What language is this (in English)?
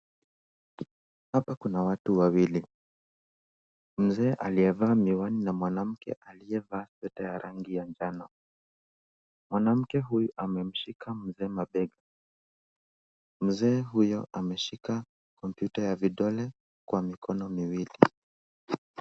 Swahili